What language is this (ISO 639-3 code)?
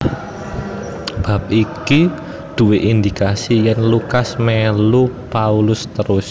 jav